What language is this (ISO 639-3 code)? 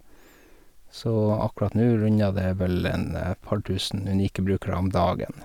nor